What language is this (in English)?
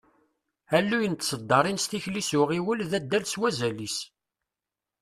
Kabyle